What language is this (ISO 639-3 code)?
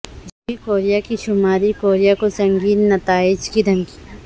urd